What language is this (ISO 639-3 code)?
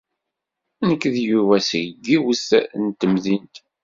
kab